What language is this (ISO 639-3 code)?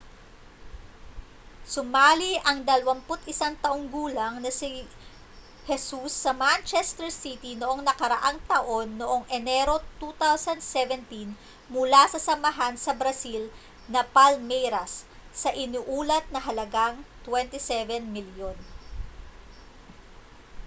fil